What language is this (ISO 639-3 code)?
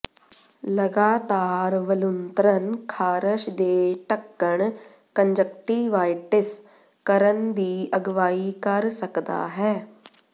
pan